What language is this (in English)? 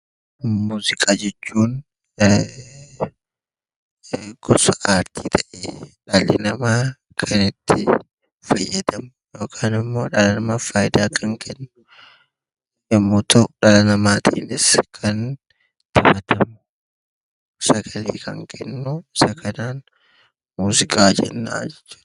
Oromo